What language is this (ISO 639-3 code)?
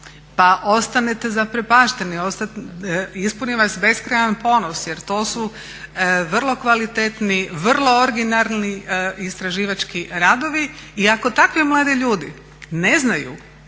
hrv